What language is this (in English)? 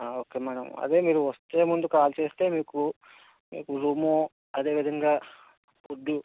Telugu